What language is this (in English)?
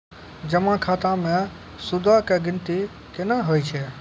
Maithili